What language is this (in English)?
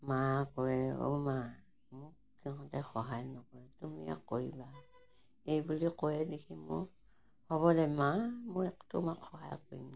Assamese